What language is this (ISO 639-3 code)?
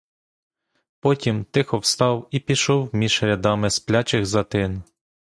ukr